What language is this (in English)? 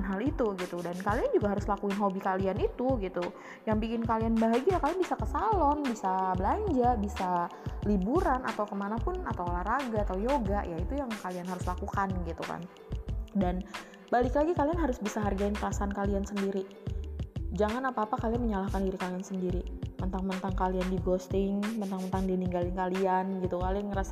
Indonesian